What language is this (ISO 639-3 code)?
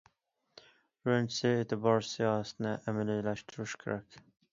uig